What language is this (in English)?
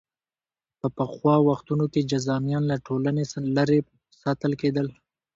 Pashto